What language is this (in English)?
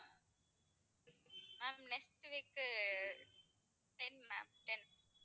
Tamil